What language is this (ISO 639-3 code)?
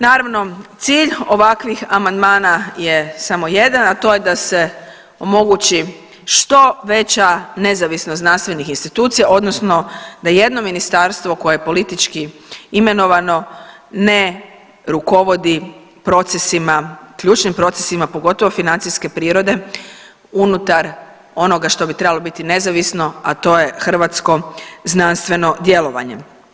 hrv